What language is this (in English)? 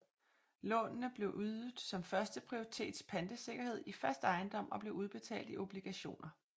Danish